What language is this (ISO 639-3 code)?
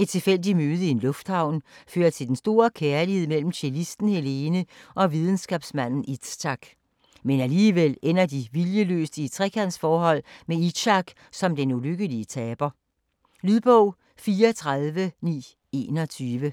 dan